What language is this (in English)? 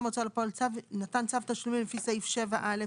Hebrew